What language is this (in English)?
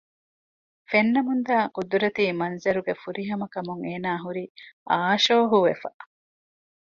Divehi